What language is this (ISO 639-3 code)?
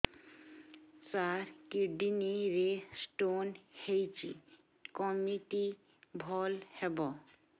ori